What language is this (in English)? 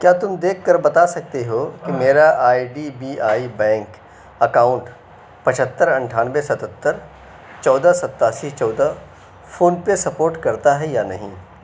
Urdu